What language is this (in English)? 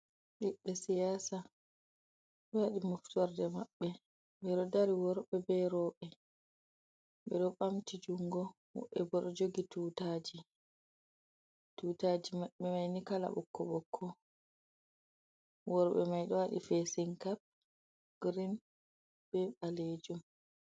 Fula